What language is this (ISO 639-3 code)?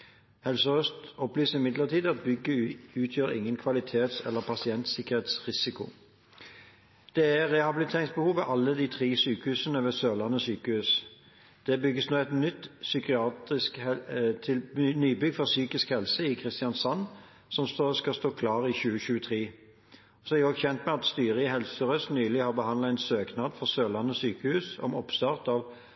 nob